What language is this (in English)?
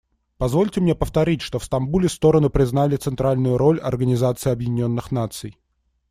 Russian